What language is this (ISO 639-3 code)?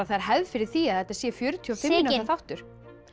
isl